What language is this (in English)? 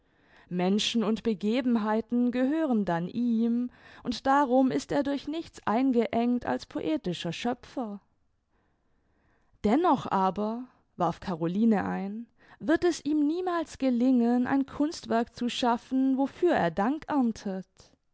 German